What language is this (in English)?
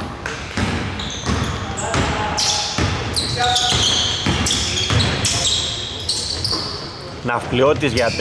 Greek